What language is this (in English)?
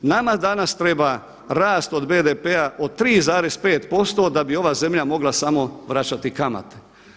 Croatian